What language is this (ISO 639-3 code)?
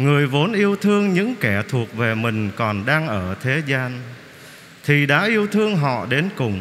vie